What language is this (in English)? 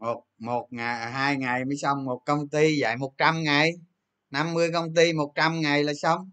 Vietnamese